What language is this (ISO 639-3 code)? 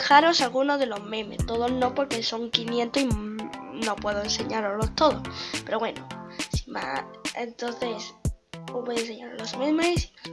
spa